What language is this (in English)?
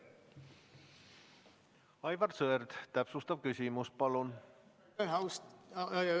Estonian